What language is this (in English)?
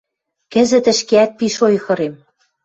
Western Mari